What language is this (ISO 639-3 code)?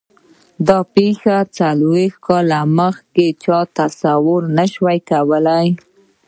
pus